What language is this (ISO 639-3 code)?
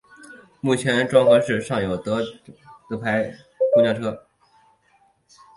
zho